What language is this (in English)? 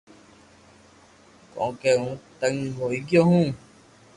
Loarki